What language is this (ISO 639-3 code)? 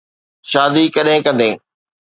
snd